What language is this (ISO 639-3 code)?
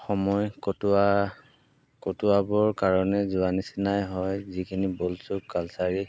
asm